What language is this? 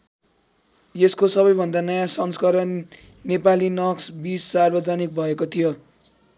Nepali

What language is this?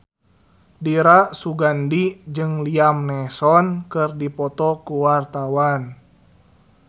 Sundanese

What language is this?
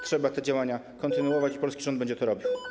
Polish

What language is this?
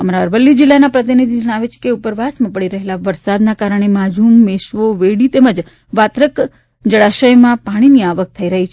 Gujarati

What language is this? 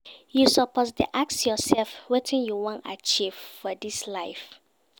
Nigerian Pidgin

